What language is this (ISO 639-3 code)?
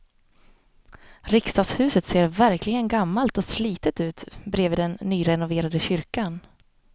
swe